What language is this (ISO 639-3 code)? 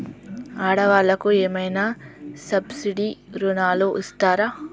tel